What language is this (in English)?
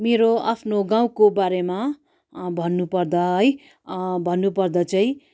Nepali